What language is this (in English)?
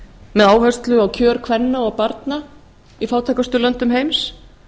Icelandic